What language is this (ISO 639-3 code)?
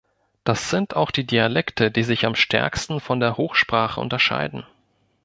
deu